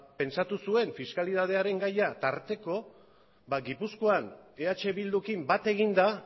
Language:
Basque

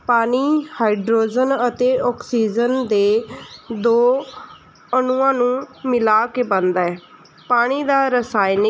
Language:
Punjabi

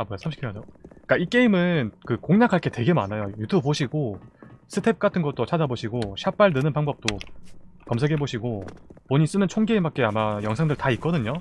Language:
Korean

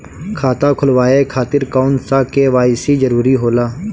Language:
Bhojpuri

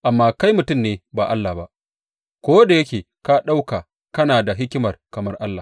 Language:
Hausa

